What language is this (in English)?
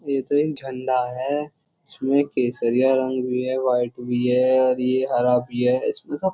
Hindi